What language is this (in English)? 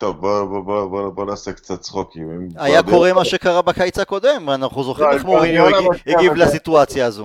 Hebrew